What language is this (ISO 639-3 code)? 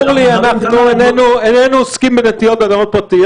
heb